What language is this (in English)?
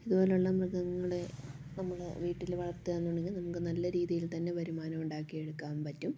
Malayalam